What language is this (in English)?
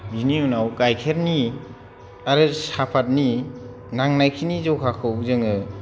Bodo